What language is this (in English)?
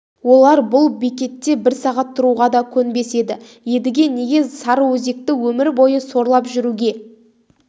Kazakh